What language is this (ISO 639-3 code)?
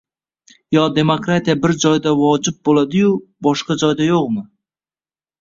uzb